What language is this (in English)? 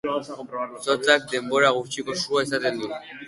Basque